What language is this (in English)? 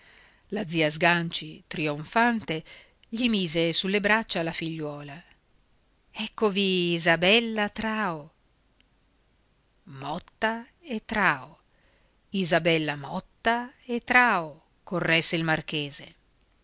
Italian